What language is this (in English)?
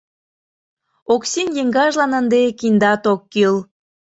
Mari